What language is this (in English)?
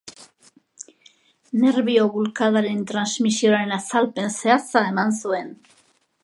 Basque